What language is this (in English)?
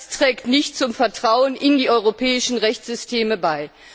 German